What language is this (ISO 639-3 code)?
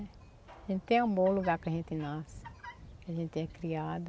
por